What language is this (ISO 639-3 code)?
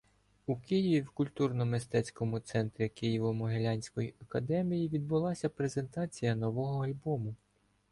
ukr